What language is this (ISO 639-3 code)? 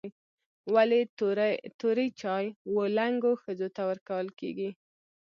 pus